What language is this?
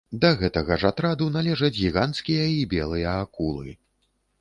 Belarusian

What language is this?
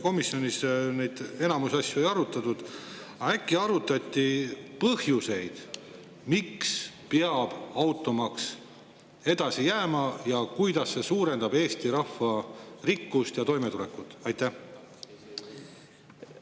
Estonian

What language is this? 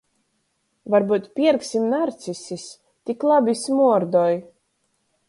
Latgalian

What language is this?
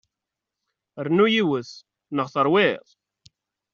Kabyle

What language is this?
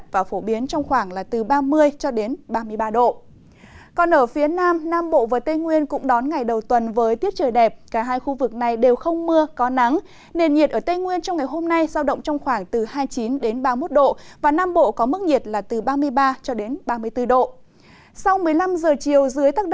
Vietnamese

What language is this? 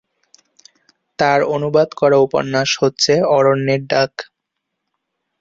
Bangla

